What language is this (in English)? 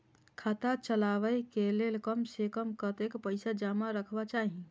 Maithili